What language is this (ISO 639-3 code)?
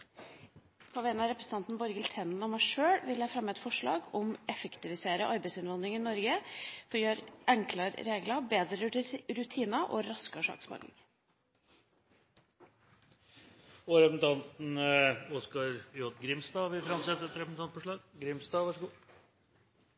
nor